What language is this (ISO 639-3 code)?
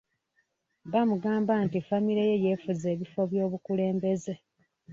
lug